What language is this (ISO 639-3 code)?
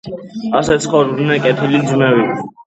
kat